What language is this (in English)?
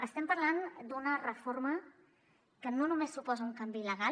Catalan